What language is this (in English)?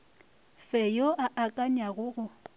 Northern Sotho